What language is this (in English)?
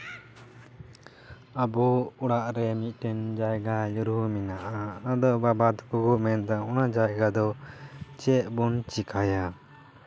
Santali